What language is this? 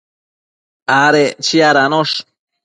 Matsés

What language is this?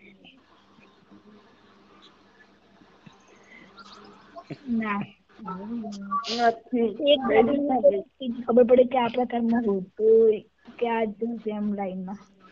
Gujarati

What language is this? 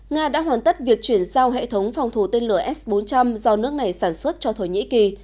Vietnamese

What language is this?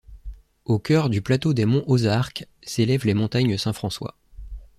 French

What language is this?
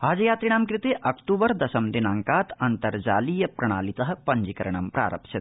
Sanskrit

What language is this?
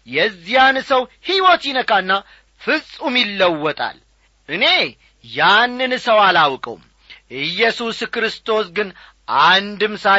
Amharic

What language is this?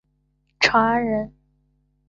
Chinese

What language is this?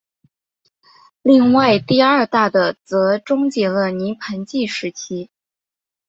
Chinese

